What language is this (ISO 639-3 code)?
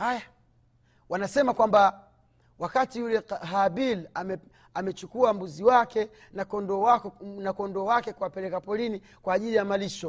swa